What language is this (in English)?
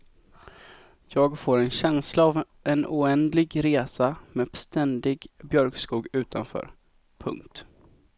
Swedish